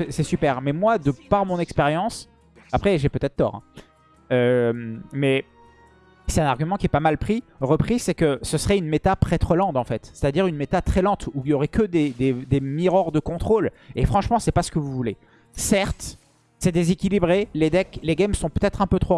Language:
French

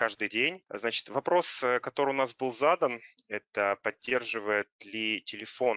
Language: Russian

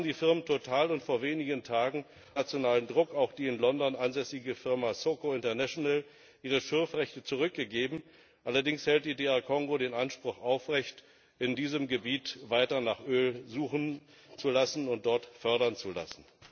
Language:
German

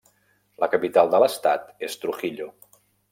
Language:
Catalan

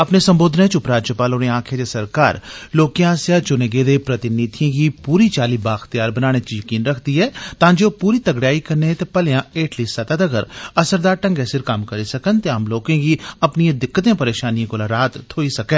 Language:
Dogri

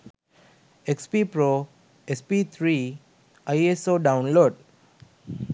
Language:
Sinhala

